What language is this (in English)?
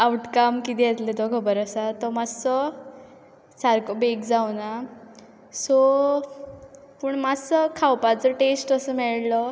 Konkani